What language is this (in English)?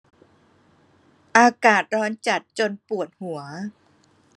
Thai